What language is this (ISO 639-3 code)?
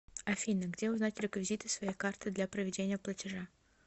rus